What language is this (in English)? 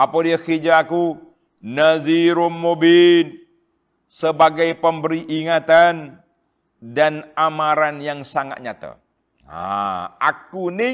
Malay